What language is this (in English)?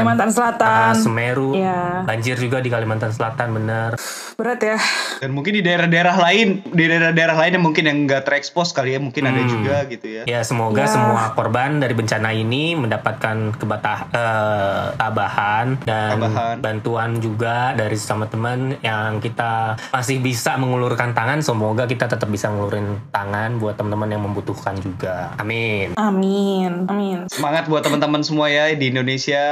Indonesian